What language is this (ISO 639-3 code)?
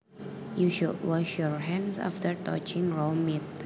jav